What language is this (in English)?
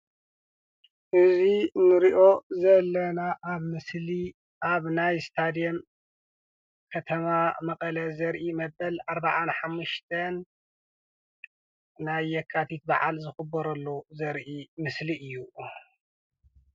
Tigrinya